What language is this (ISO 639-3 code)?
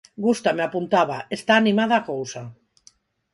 glg